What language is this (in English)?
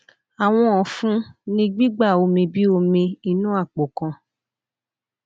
Yoruba